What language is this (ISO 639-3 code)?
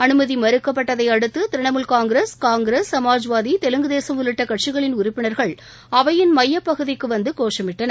tam